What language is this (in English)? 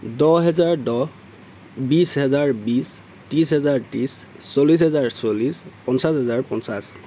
Assamese